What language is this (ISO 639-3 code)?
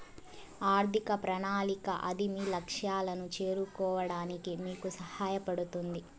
tel